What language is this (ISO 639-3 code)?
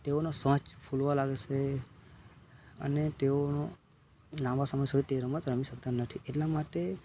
guj